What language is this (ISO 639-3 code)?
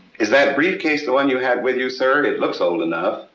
eng